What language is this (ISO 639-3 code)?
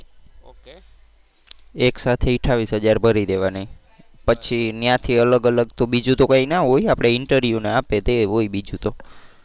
guj